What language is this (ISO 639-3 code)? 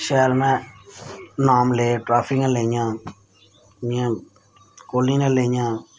doi